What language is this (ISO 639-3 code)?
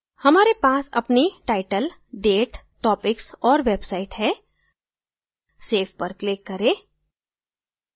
hin